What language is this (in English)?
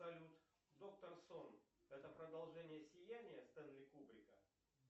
Russian